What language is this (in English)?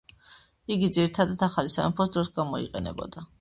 Georgian